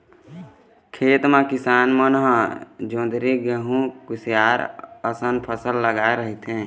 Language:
Chhattisgarhi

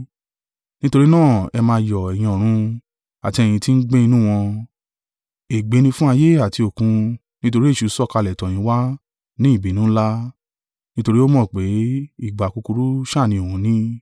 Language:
Yoruba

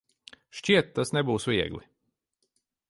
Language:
Latvian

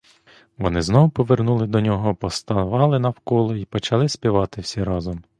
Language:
Ukrainian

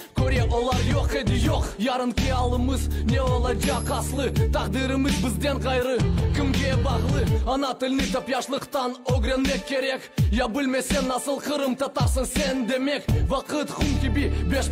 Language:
Turkish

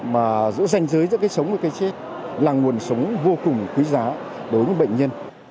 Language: Vietnamese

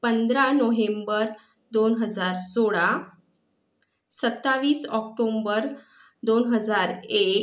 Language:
Marathi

